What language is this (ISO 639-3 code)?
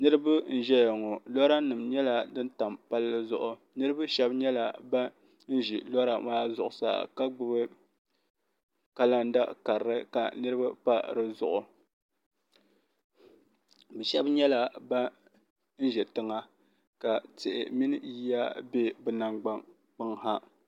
dag